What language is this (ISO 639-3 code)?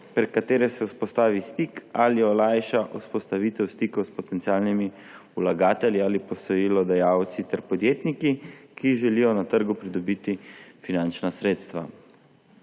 slv